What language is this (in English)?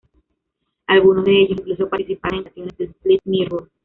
Spanish